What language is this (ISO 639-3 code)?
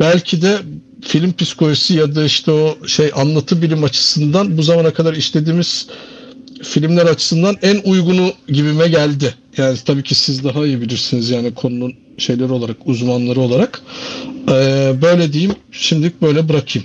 tur